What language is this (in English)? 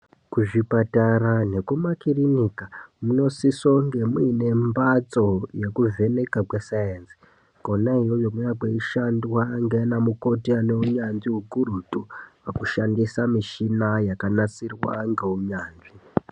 Ndau